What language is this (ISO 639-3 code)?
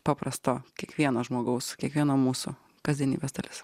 lit